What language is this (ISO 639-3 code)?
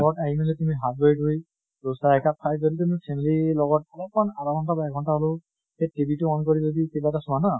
asm